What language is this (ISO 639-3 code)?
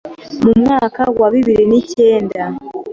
kin